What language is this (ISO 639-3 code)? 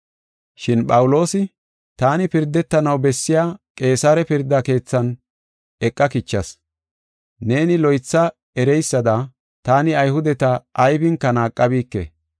gof